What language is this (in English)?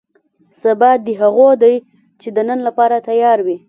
Pashto